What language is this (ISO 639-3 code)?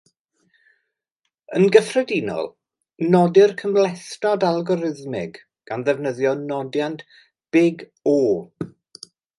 cym